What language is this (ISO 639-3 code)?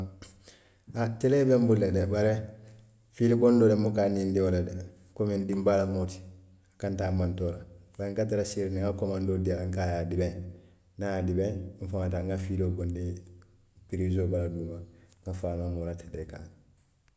mlq